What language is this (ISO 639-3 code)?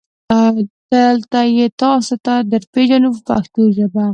pus